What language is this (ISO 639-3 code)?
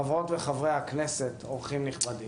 heb